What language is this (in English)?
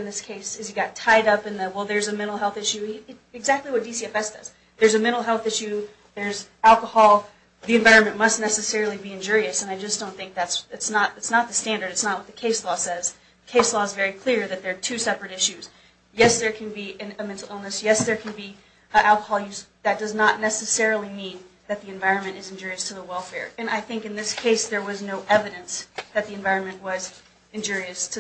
English